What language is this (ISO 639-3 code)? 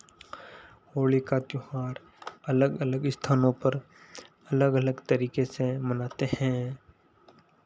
hin